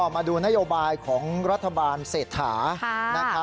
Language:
Thai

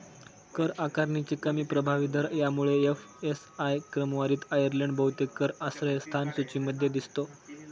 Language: Marathi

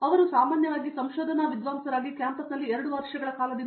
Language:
Kannada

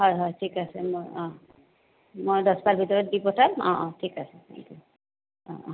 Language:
Assamese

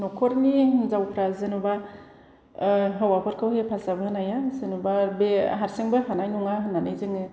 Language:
Bodo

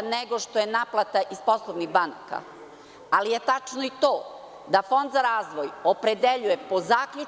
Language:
Serbian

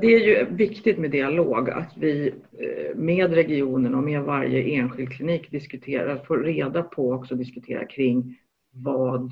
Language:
Swedish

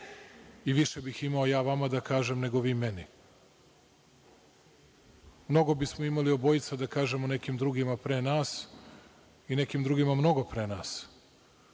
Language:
Serbian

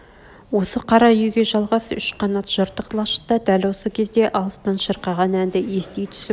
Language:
Kazakh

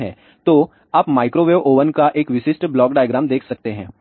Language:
Hindi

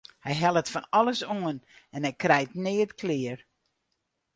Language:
Western Frisian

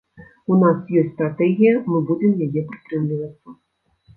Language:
Belarusian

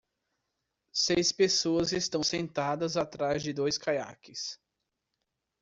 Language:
Portuguese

